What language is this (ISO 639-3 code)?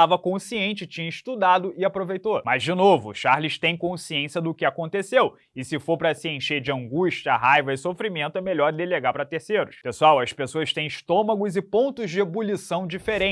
por